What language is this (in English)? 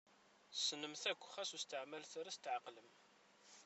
Kabyle